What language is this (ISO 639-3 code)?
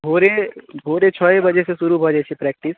mai